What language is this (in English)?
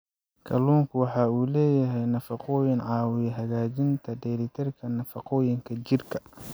Somali